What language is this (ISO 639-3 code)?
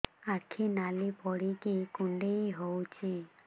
ori